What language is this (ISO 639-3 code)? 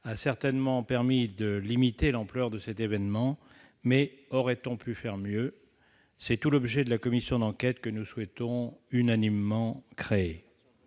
fra